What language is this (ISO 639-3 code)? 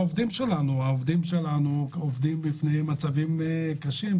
heb